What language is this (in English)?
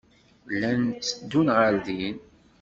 Kabyle